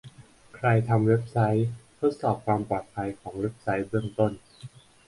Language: Thai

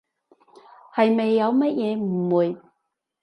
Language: Cantonese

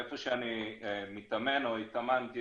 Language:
Hebrew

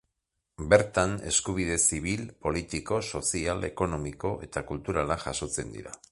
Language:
Basque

